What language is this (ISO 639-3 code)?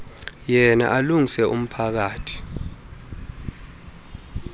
xho